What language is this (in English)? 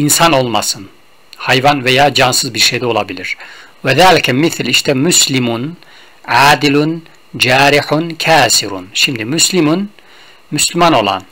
Turkish